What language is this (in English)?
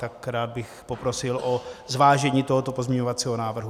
Czech